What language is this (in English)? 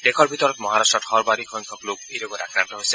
Assamese